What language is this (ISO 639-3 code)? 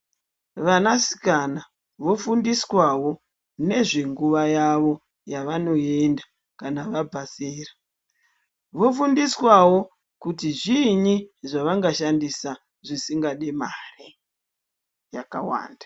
ndc